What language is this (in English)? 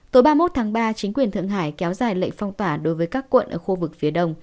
Vietnamese